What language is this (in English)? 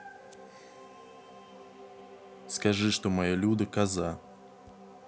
Russian